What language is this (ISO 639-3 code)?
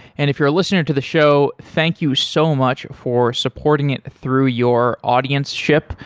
eng